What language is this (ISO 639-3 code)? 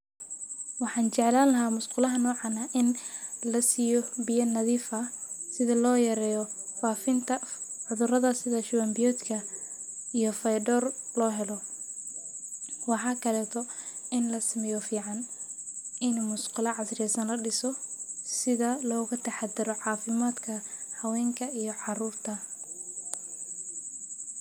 som